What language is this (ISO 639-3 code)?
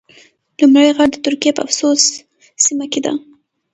pus